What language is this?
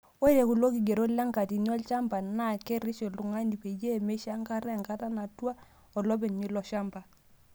Masai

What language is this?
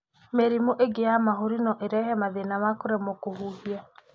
Kikuyu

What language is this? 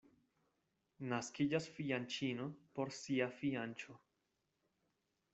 Esperanto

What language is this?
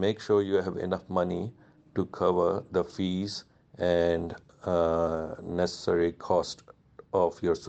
Urdu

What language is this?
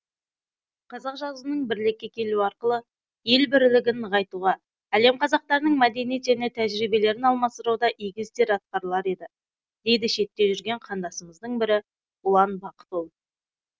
Kazakh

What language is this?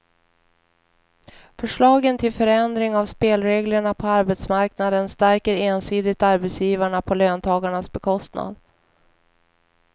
Swedish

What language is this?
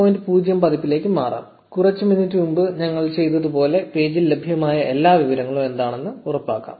Malayalam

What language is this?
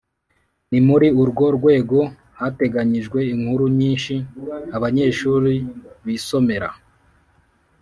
Kinyarwanda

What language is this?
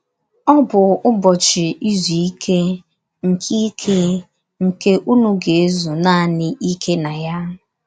Igbo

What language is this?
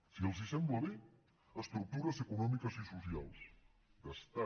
Catalan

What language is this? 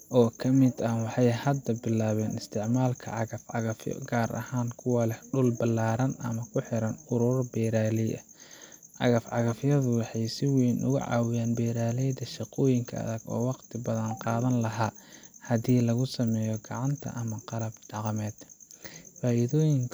Somali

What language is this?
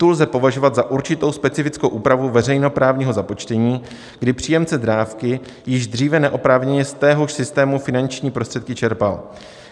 Czech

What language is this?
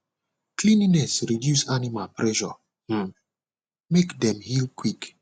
Nigerian Pidgin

